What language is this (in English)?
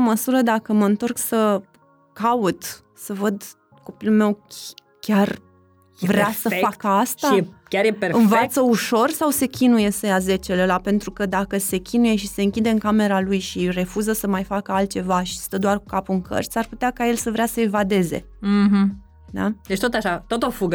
Romanian